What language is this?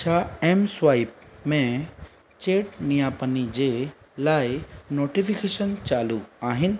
Sindhi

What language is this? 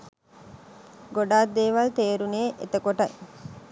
Sinhala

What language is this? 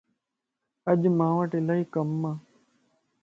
Lasi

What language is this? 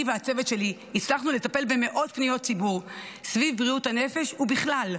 Hebrew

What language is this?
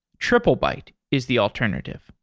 English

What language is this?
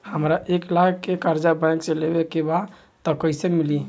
Bhojpuri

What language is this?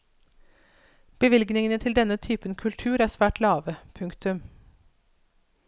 Norwegian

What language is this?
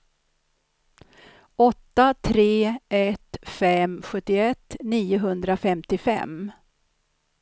Swedish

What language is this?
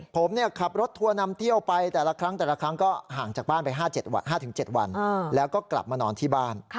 Thai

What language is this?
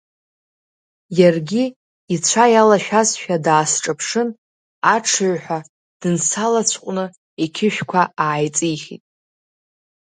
Abkhazian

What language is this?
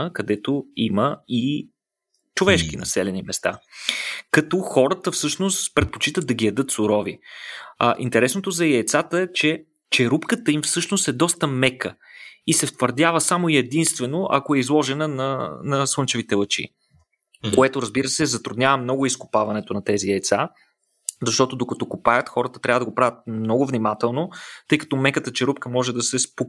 Bulgarian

